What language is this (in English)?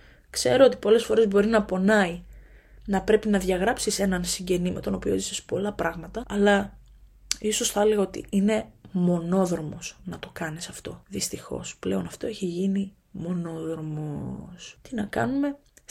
Greek